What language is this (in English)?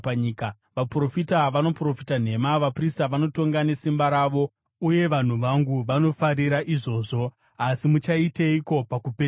Shona